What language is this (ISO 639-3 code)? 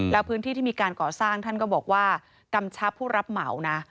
tha